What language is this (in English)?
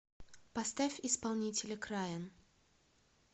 Russian